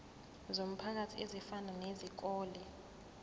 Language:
Zulu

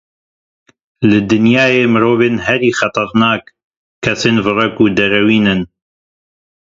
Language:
Kurdish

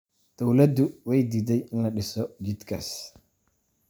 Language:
Somali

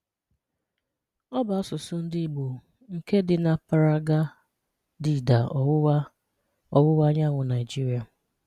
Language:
Igbo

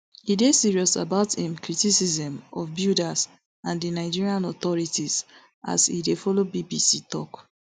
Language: Nigerian Pidgin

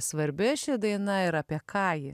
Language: Lithuanian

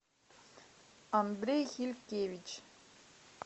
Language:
Russian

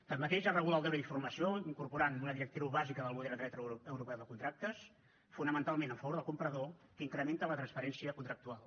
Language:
Catalan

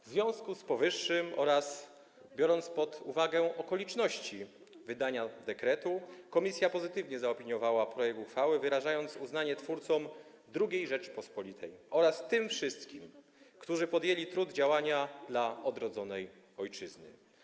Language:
Polish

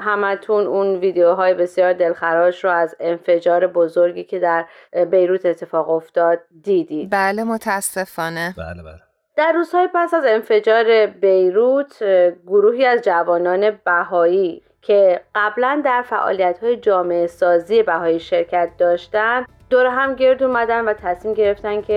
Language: Persian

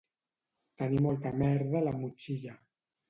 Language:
Catalan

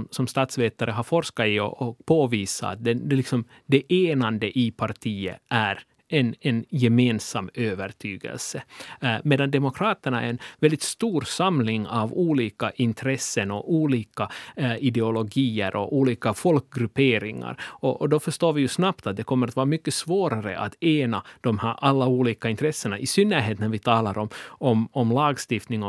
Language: Swedish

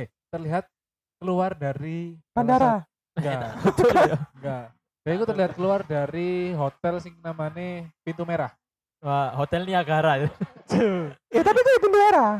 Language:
Indonesian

